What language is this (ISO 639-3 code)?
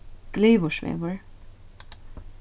fao